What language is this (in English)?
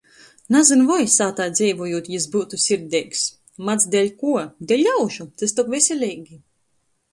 Latgalian